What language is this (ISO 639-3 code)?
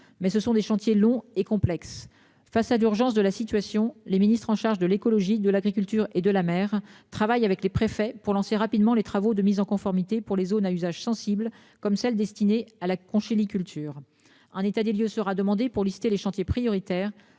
fra